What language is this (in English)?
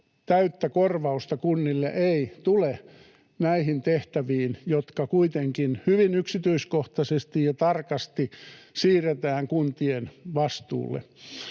Finnish